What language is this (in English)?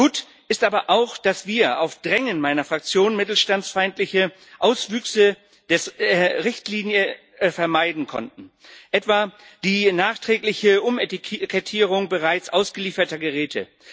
German